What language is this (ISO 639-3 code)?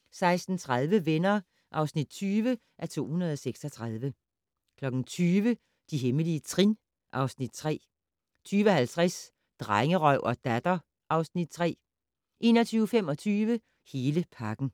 dan